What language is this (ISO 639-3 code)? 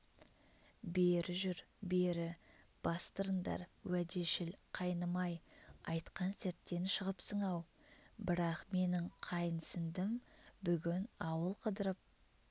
kaz